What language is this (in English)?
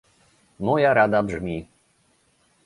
Polish